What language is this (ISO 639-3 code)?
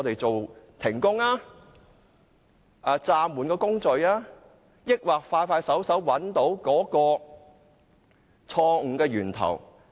yue